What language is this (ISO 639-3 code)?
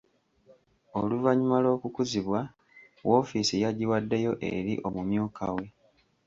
lug